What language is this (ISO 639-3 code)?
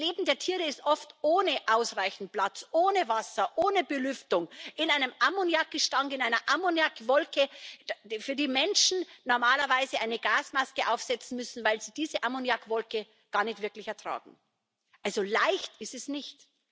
deu